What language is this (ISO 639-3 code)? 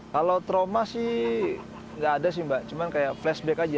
ind